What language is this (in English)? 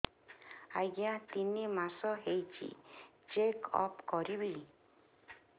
Odia